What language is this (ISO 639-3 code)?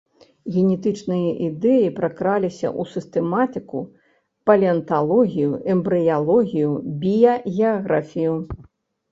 bel